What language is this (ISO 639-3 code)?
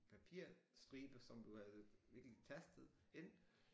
dan